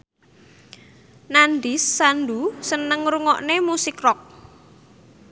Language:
Javanese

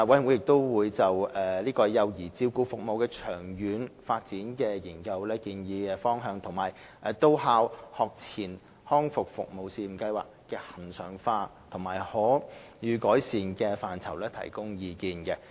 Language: Cantonese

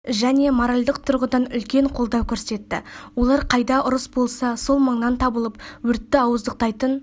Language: Kazakh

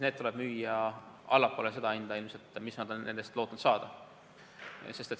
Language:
Estonian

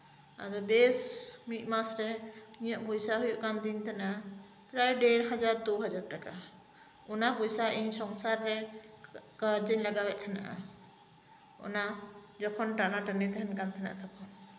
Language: Santali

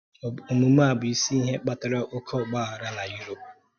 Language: Igbo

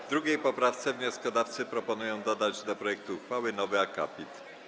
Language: Polish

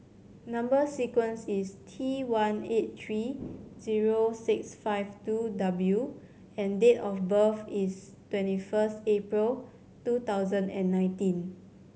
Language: English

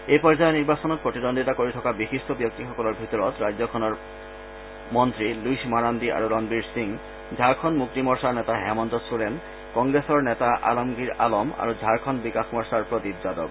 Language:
Assamese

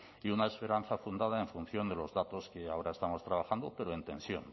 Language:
Spanish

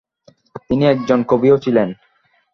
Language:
Bangla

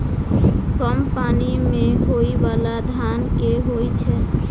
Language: Maithili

